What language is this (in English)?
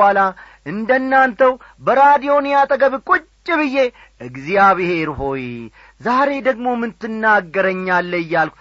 Amharic